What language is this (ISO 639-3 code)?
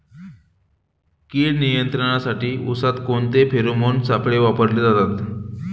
mar